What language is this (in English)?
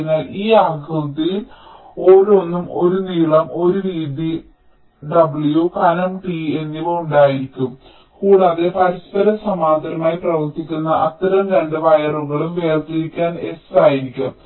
Malayalam